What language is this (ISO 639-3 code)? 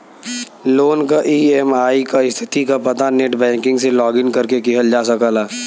bho